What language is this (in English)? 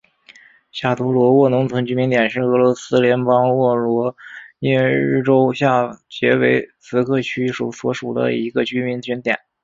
Chinese